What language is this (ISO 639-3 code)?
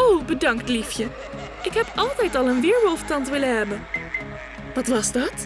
nld